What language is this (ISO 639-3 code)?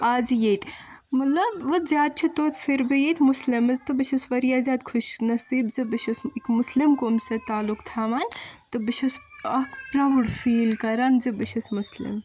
kas